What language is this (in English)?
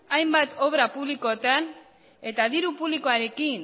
Basque